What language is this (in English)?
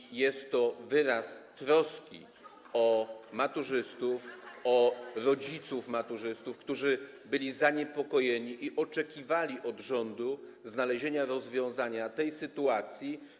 Polish